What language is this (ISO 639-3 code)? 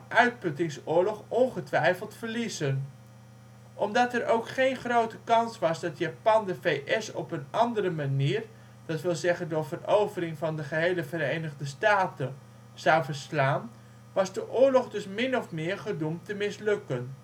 nld